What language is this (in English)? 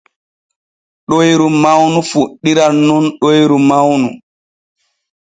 Borgu Fulfulde